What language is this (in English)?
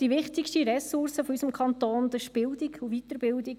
Swiss German